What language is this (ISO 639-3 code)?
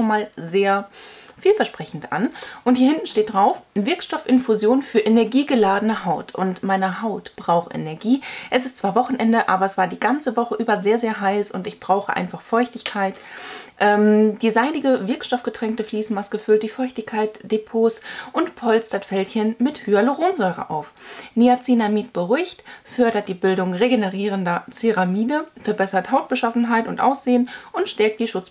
deu